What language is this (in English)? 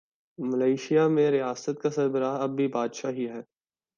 Urdu